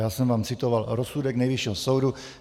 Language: Czech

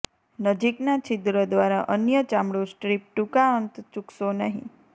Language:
Gujarati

